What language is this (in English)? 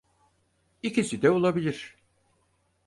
Turkish